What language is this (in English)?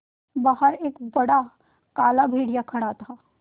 Hindi